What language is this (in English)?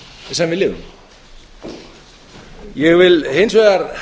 Icelandic